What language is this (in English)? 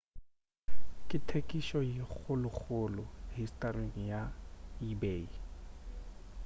Northern Sotho